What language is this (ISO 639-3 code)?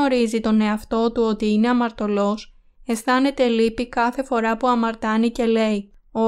ell